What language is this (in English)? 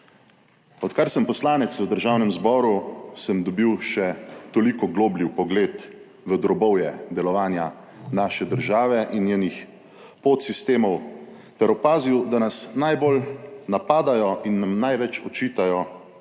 Slovenian